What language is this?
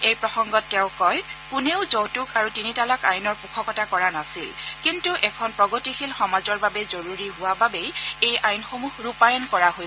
Assamese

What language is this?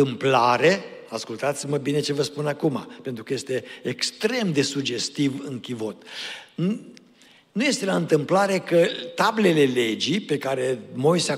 Romanian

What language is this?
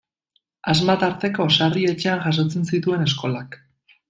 Basque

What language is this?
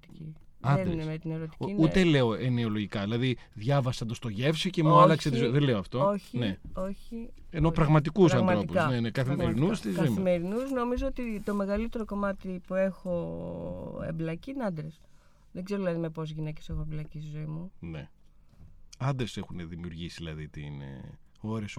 Greek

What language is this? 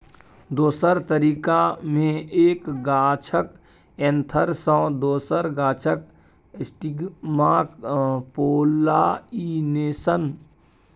Maithili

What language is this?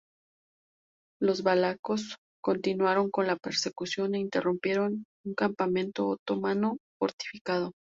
Spanish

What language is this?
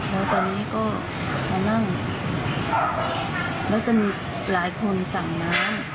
Thai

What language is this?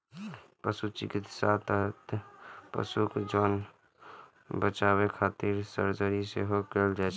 Maithili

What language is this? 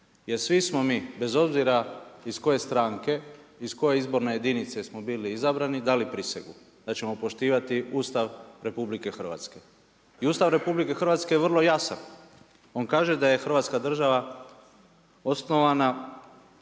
Croatian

